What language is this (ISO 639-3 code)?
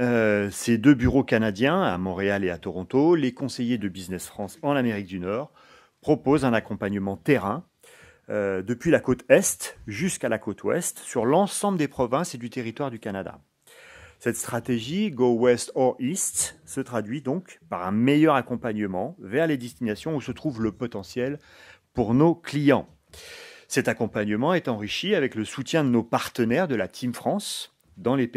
fra